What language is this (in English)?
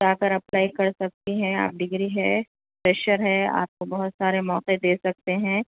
Urdu